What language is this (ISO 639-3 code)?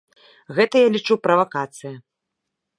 bel